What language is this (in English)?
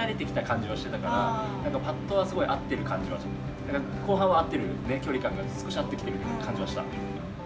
Japanese